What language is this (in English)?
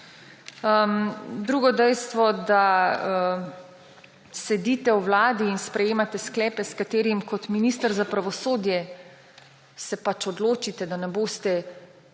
Slovenian